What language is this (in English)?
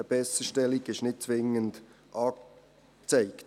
Swiss German